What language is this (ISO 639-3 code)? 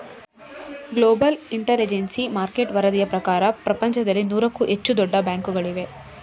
kan